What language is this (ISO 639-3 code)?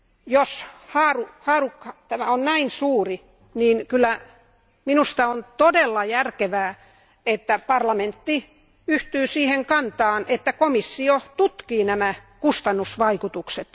fin